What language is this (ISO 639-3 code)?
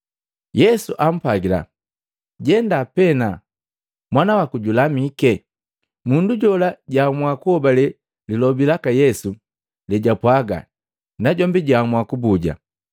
mgv